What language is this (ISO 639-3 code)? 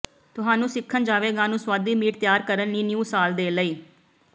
pan